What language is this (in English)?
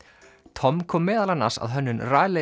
Icelandic